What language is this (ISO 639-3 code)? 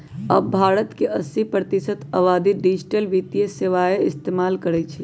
mag